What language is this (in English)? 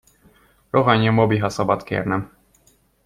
Hungarian